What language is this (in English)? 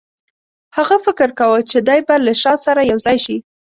Pashto